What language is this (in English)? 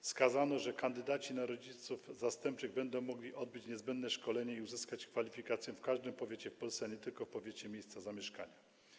Polish